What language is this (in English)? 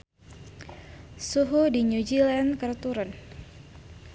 Sundanese